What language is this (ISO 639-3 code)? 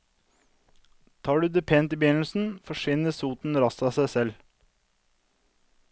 nor